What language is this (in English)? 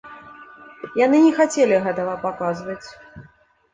Belarusian